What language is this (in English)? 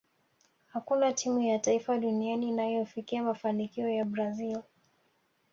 Swahili